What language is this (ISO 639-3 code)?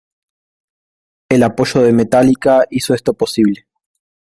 spa